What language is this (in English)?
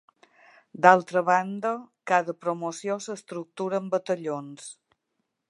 Catalan